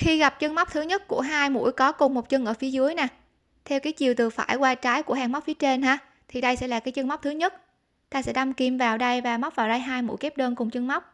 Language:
Vietnamese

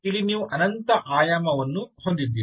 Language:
Kannada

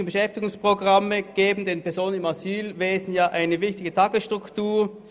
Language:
Swiss German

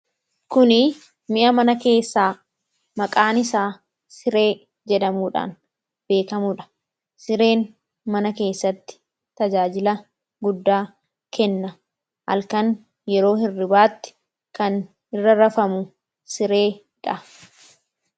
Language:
Oromo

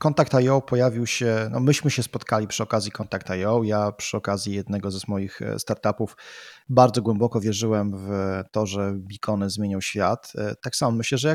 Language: Polish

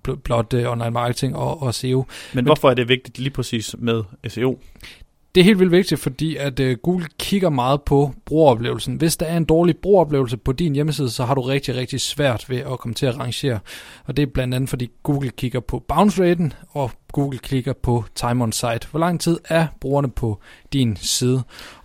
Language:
Danish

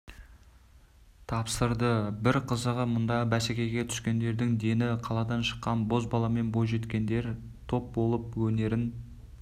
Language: Kazakh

